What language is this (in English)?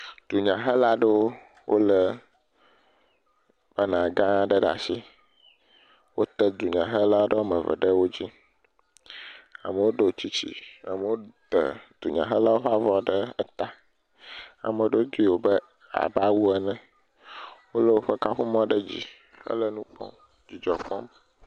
Ewe